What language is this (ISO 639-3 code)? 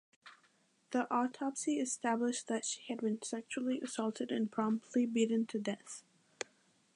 eng